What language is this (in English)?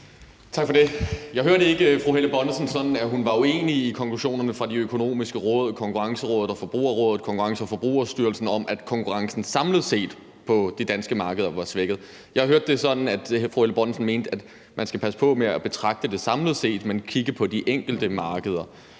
Danish